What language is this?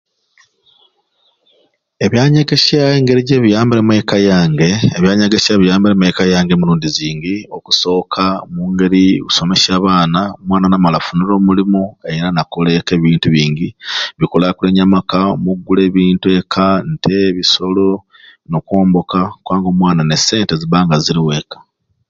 Ruuli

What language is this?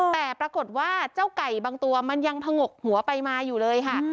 Thai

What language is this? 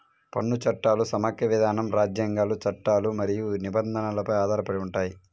Telugu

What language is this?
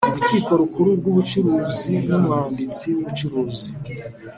Kinyarwanda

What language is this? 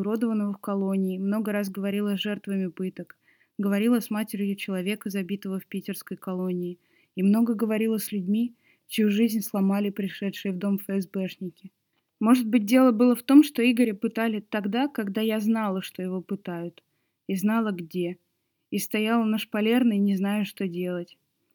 Russian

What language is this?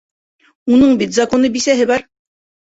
Bashkir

